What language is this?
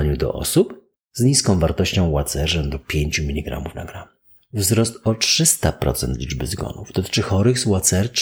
Polish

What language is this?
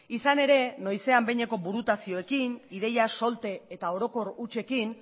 Basque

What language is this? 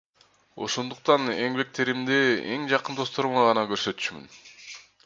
Kyrgyz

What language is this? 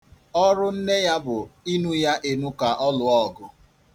Igbo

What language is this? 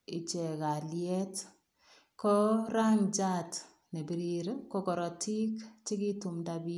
Kalenjin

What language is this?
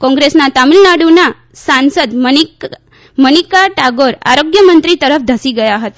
Gujarati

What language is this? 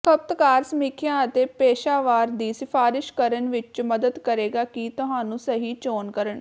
Punjabi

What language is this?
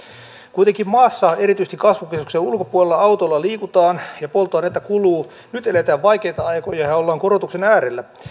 Finnish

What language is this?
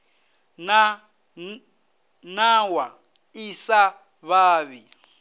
Venda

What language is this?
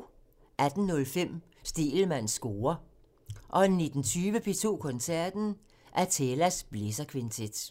Danish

